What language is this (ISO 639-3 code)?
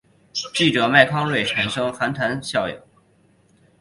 zho